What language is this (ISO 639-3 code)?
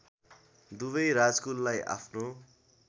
nep